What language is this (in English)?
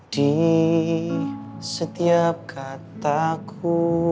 Indonesian